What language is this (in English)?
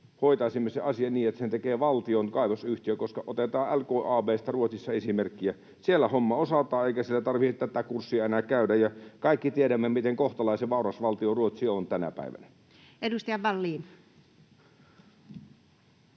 Finnish